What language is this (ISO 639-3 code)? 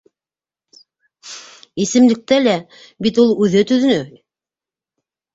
bak